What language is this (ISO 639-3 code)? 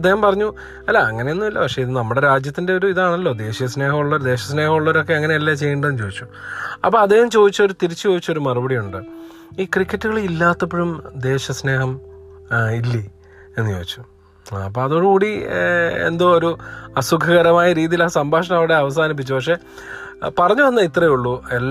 mal